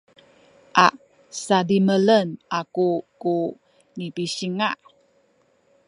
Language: Sakizaya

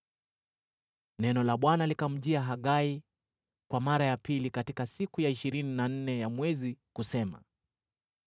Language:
Swahili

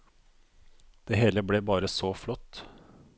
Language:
Norwegian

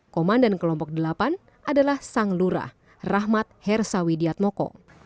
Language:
Indonesian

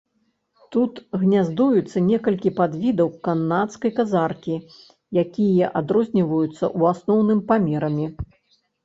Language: Belarusian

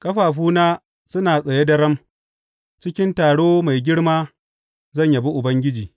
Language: Hausa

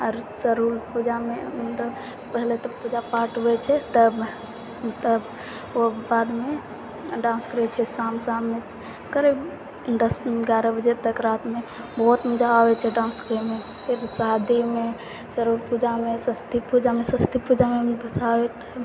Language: Maithili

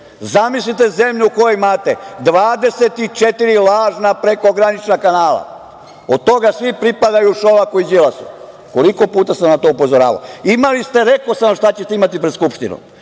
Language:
Serbian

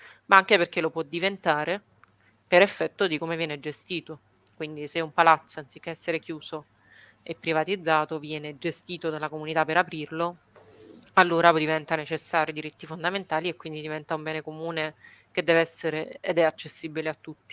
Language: Italian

